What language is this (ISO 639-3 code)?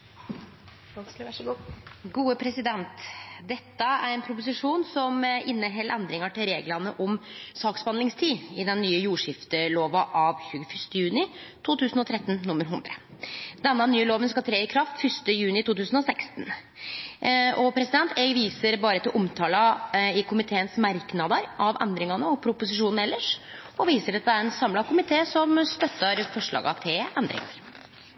nor